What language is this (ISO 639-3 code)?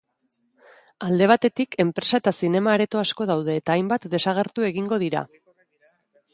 eus